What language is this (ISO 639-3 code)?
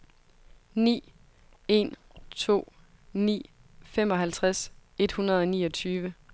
dan